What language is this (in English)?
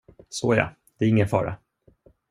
Swedish